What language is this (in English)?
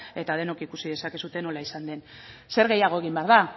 Basque